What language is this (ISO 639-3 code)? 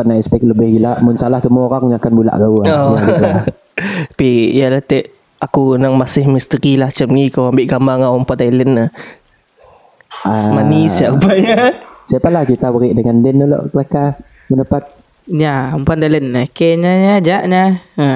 msa